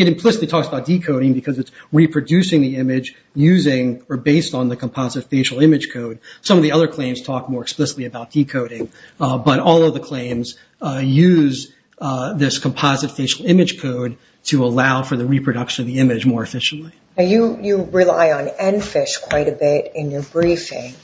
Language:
English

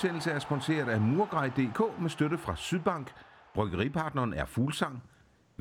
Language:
Danish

